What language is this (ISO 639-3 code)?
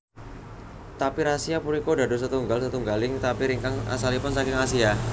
jav